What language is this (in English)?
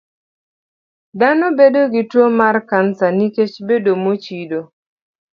Luo (Kenya and Tanzania)